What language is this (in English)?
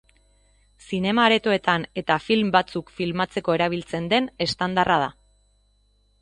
Basque